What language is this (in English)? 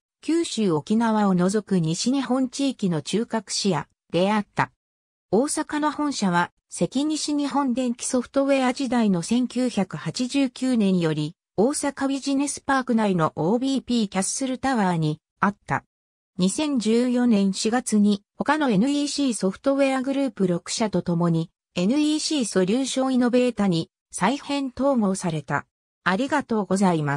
Japanese